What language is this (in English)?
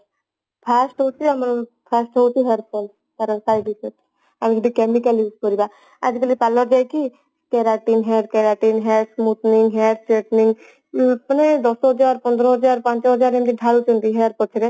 Odia